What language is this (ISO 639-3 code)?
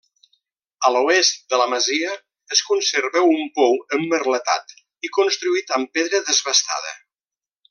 cat